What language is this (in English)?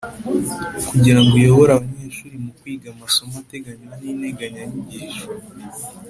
Kinyarwanda